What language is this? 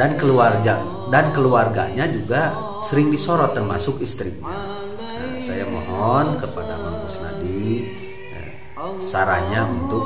Indonesian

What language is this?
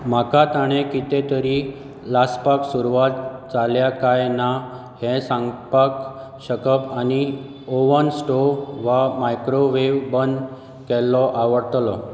Konkani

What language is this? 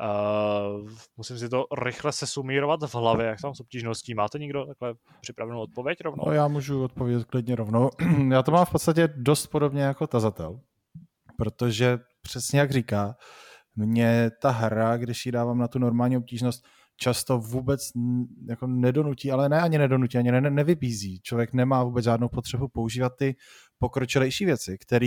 Czech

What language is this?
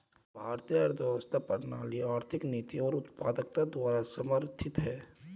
Hindi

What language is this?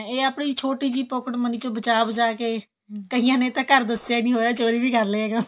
Punjabi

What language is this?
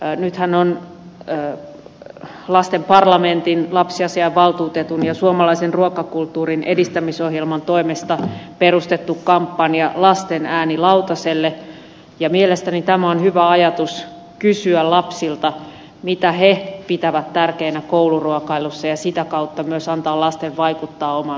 Finnish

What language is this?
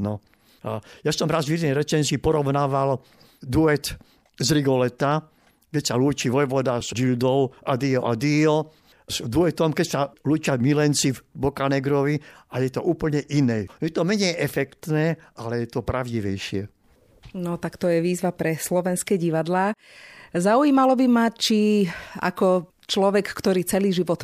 Slovak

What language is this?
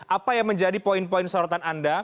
Indonesian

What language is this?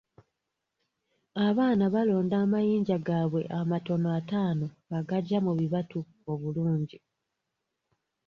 Ganda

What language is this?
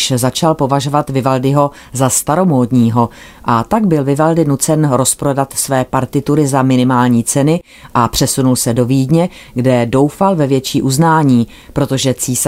Czech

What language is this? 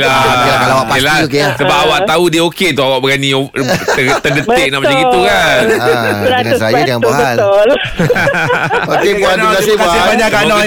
Malay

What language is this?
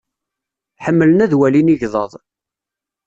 Kabyle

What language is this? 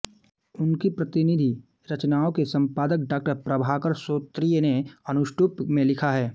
Hindi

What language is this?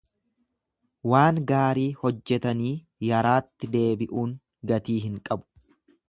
Oromo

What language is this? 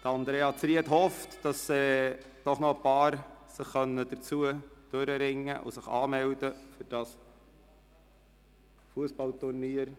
Swiss German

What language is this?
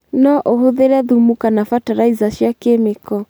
Kikuyu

